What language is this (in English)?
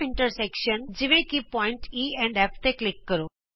Punjabi